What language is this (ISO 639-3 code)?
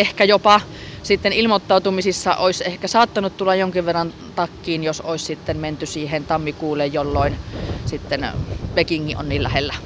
fin